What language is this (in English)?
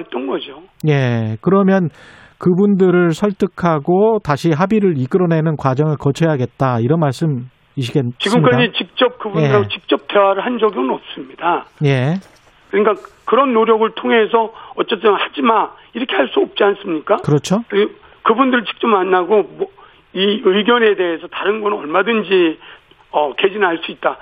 Korean